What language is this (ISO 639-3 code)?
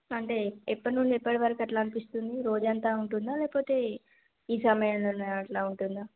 tel